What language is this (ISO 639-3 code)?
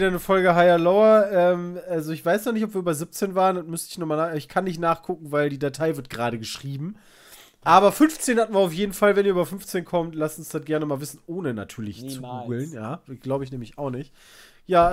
deu